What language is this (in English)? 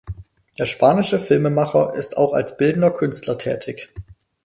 German